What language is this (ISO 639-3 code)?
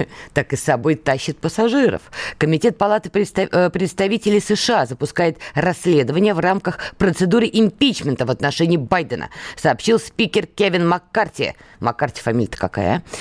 rus